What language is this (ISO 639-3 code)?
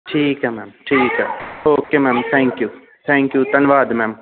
pan